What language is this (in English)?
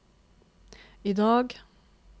Norwegian